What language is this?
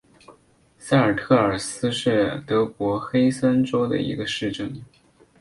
Chinese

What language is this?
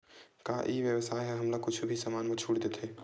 Chhattisgarhi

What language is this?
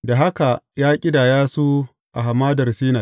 Hausa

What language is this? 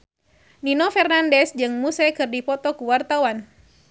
Sundanese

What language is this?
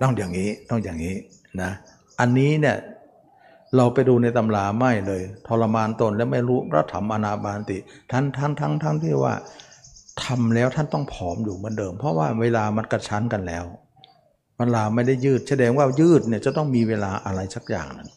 Thai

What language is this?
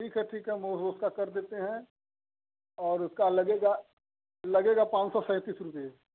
Hindi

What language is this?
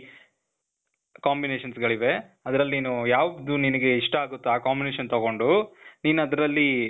Kannada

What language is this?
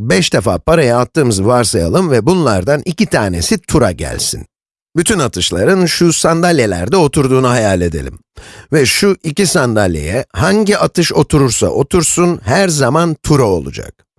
Turkish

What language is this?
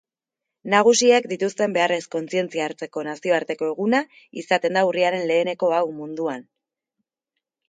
Basque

